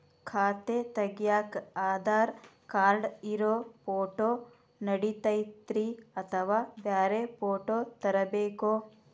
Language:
Kannada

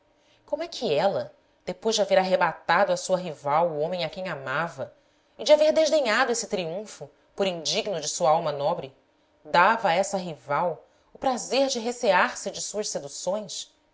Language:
Portuguese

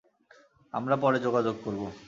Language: Bangla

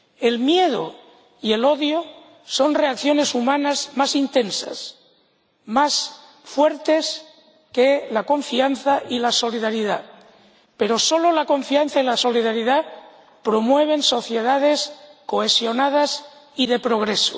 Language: Spanish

